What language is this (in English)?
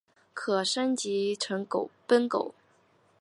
Chinese